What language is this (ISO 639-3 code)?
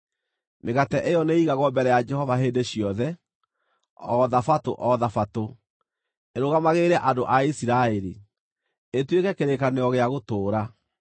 kik